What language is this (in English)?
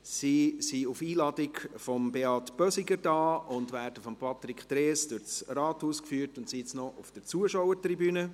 Swiss German